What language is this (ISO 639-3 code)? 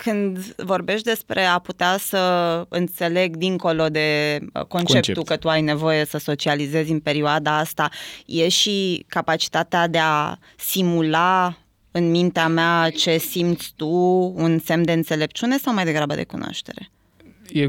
ron